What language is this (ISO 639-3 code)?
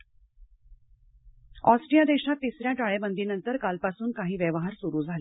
mar